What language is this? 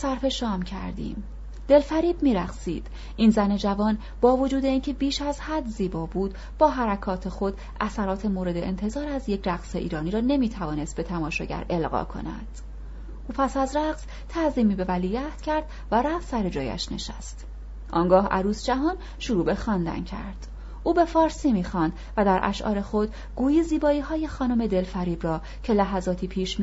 Persian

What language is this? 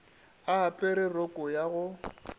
Northern Sotho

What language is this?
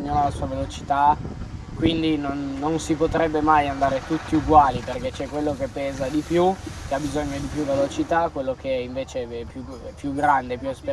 Italian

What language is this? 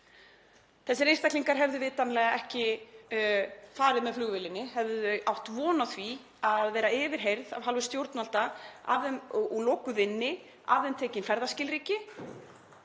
Icelandic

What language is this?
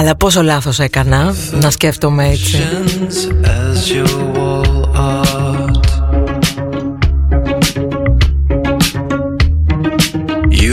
Greek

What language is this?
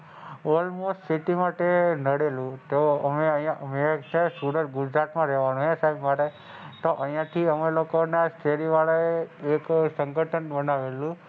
Gujarati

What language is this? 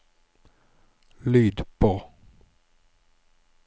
Norwegian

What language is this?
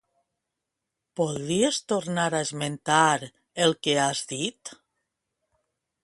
Catalan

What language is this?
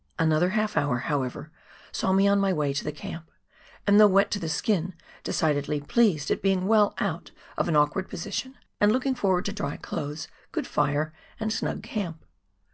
English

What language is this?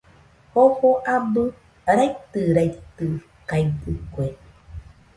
Nüpode Huitoto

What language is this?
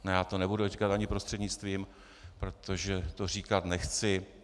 Czech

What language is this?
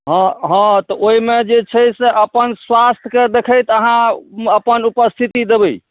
Maithili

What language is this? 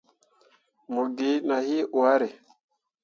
Mundang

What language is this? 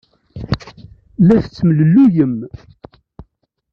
Kabyle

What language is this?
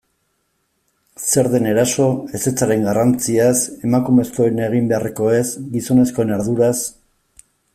Basque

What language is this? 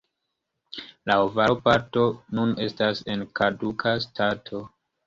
Esperanto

